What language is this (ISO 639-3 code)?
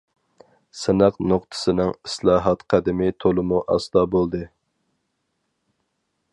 uig